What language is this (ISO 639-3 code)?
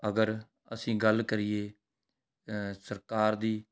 pan